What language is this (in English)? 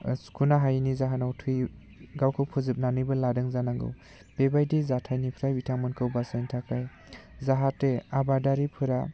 Bodo